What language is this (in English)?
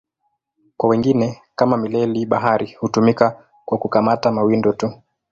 Swahili